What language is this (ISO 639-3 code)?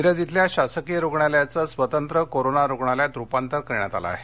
mar